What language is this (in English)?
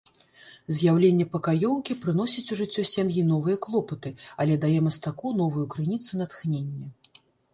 Belarusian